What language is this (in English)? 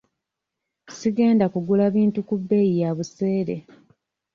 Ganda